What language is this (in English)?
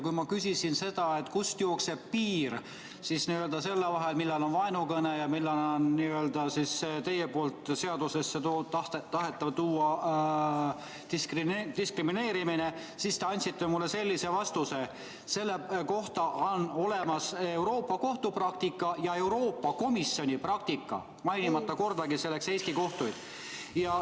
Estonian